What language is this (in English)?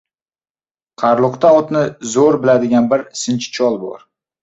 Uzbek